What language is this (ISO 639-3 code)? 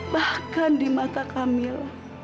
ind